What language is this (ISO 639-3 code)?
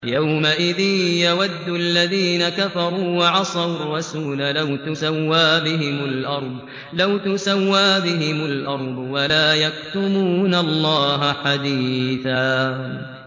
ara